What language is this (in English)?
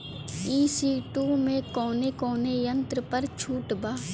Bhojpuri